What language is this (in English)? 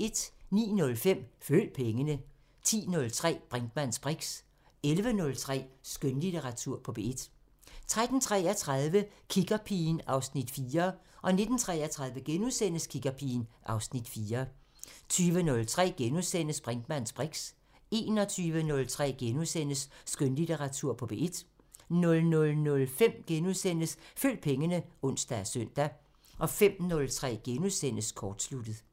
Danish